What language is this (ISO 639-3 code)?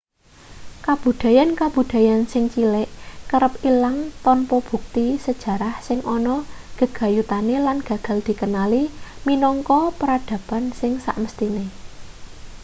jav